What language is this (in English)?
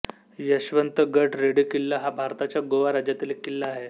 Marathi